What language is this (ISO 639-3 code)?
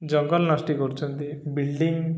ori